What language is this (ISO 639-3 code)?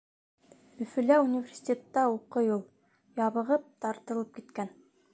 bak